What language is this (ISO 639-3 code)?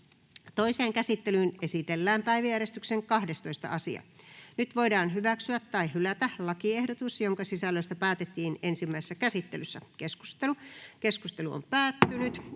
fin